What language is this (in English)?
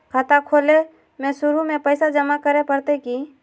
Magahi